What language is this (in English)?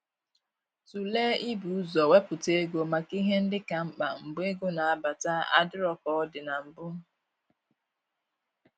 Igbo